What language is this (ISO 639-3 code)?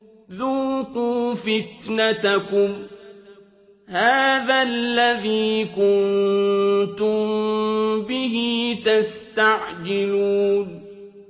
ara